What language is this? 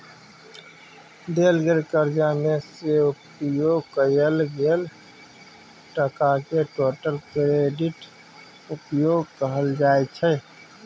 Maithili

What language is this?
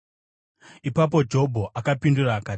Shona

